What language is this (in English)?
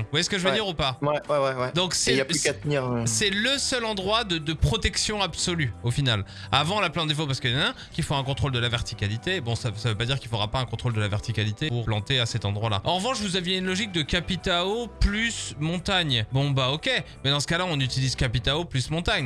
French